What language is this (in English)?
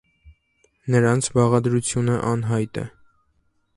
Armenian